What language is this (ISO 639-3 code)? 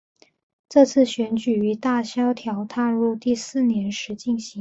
zho